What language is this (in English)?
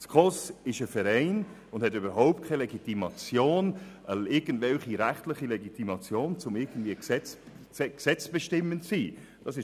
Swiss German